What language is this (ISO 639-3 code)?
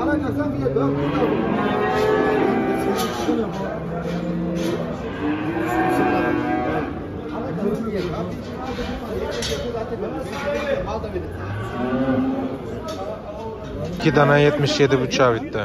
tur